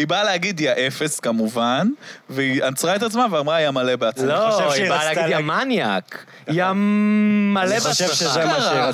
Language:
Hebrew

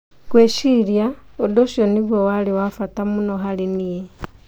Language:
Kikuyu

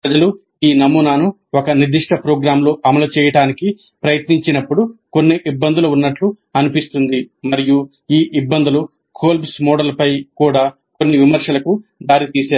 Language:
Telugu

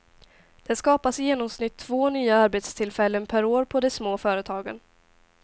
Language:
Swedish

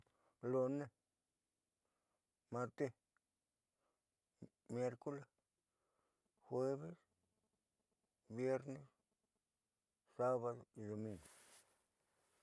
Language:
Southeastern Nochixtlán Mixtec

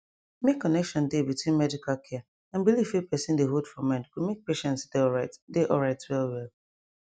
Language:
Nigerian Pidgin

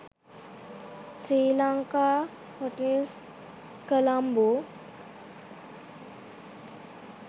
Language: Sinhala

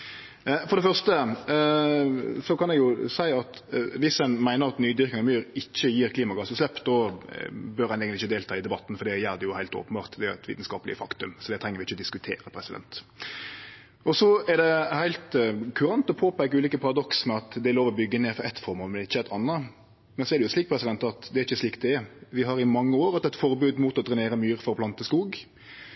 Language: Norwegian Nynorsk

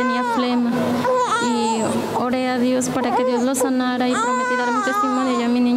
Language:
Spanish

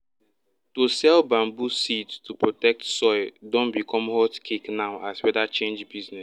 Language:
Nigerian Pidgin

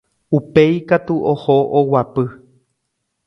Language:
Guarani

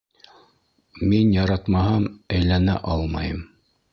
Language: Bashkir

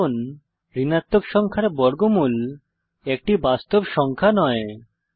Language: Bangla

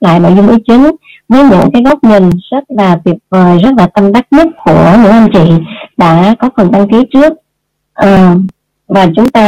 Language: Vietnamese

